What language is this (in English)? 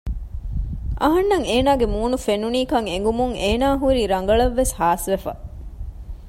Divehi